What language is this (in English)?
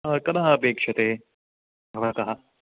Sanskrit